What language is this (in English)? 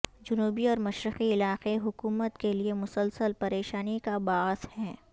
Urdu